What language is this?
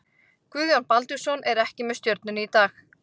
Icelandic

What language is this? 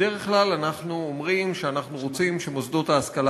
Hebrew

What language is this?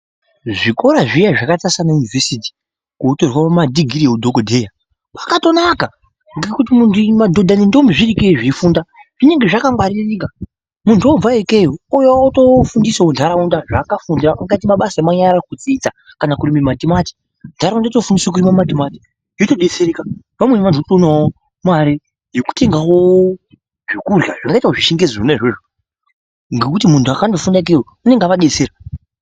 Ndau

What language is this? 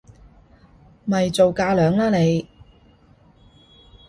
Cantonese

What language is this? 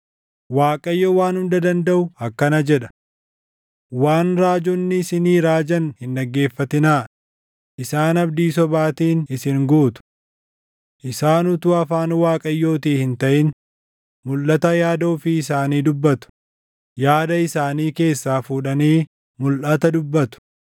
Oromo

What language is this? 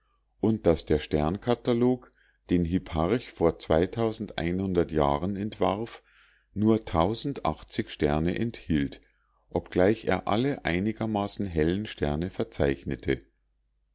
German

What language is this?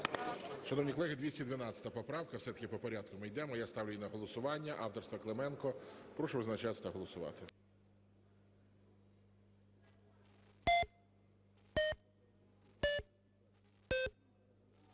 Ukrainian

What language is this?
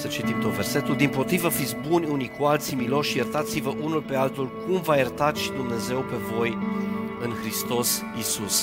Romanian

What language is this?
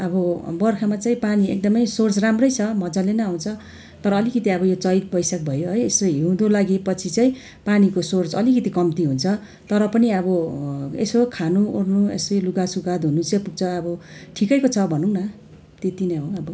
Nepali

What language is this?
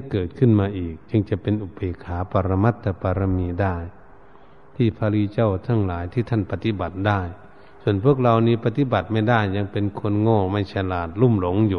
Thai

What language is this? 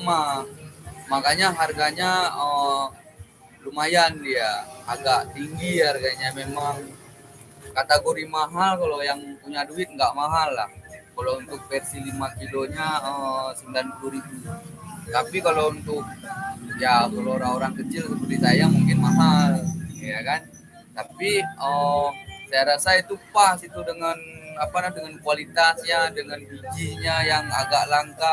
Indonesian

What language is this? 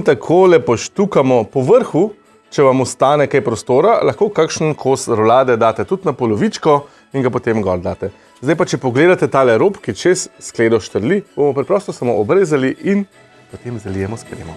Slovenian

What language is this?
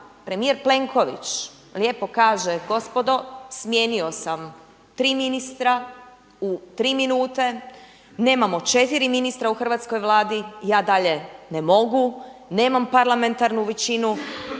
Croatian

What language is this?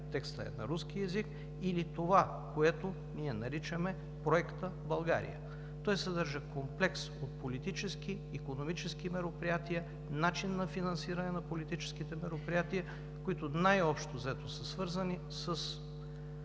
Bulgarian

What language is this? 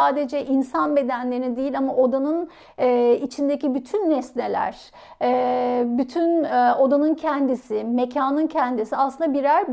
Turkish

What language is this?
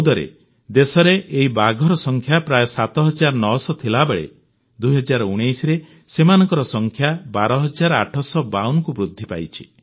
Odia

